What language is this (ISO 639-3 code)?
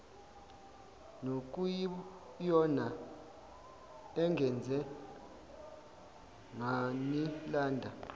zul